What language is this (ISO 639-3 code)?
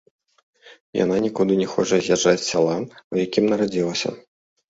bel